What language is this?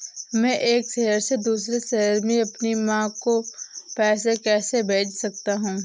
Hindi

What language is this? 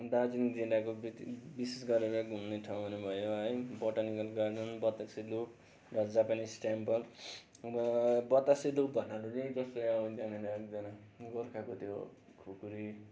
Nepali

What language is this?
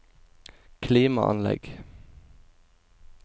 Norwegian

